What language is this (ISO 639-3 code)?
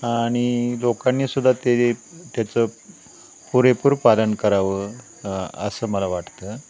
mar